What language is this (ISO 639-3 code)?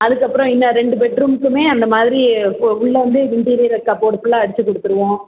tam